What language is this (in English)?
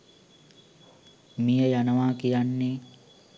Sinhala